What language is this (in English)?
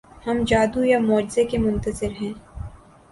Urdu